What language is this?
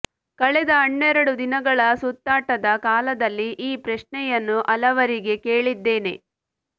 Kannada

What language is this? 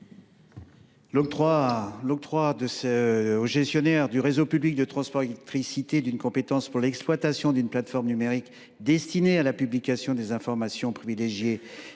French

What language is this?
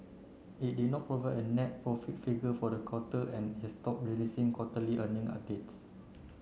English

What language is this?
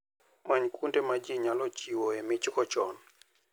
Luo (Kenya and Tanzania)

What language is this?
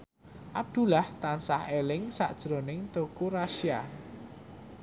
Javanese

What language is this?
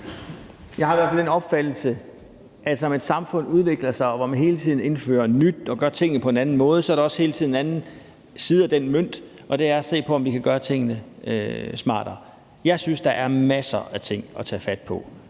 Danish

